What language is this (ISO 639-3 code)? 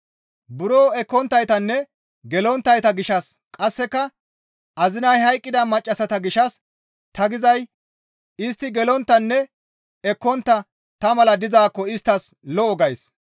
gmv